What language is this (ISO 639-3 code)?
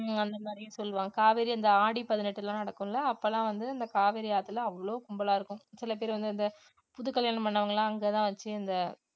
tam